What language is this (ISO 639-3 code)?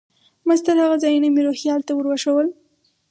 pus